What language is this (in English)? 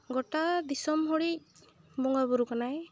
Santali